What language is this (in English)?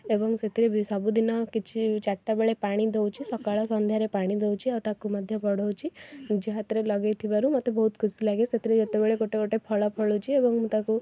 Odia